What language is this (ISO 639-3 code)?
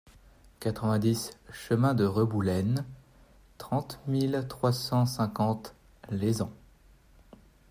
fra